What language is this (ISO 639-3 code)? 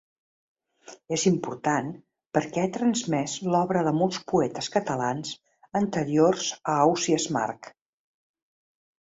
cat